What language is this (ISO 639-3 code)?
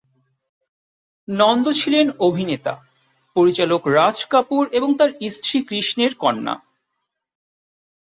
ben